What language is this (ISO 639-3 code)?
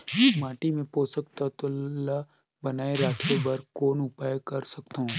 hne